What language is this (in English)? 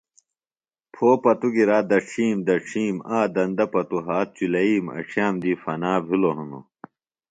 Phalura